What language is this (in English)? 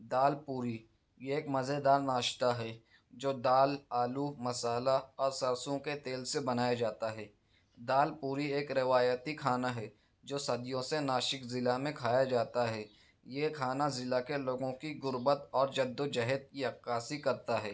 Urdu